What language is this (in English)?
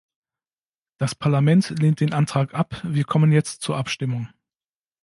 German